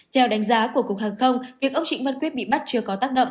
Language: Vietnamese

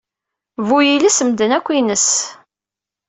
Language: Kabyle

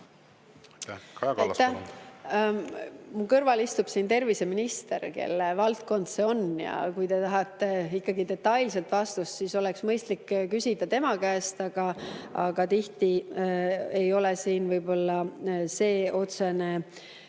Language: Estonian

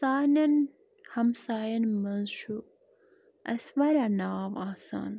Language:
Kashmiri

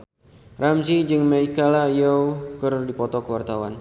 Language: Sundanese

